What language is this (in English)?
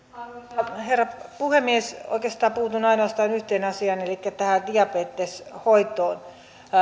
Finnish